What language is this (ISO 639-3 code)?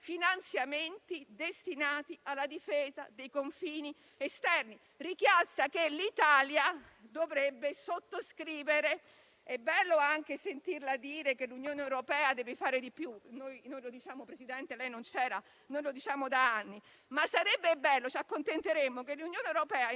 ita